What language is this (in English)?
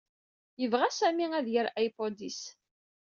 Kabyle